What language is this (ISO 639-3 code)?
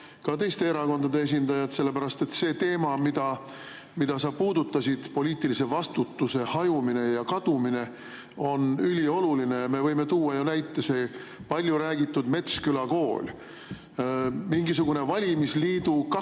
est